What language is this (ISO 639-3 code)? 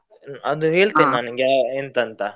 kan